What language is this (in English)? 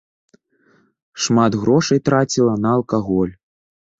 Belarusian